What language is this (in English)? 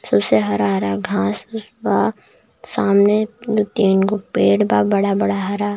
Bhojpuri